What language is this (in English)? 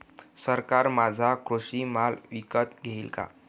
Marathi